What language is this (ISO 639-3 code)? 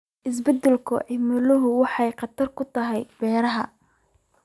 som